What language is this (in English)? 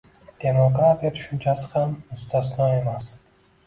Uzbek